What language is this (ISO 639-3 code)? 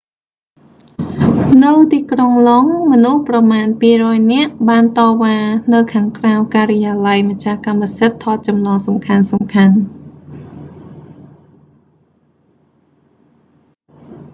khm